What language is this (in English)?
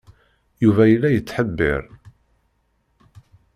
Kabyle